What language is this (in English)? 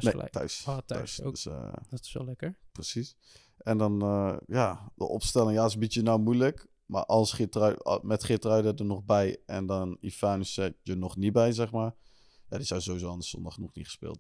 Dutch